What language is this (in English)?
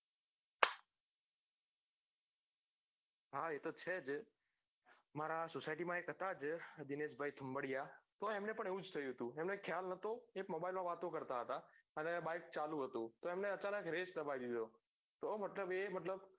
Gujarati